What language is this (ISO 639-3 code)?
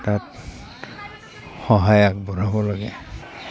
asm